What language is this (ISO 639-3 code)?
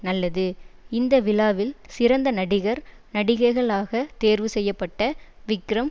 tam